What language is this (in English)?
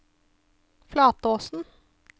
Norwegian